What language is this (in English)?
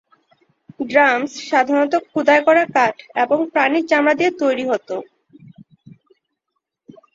Bangla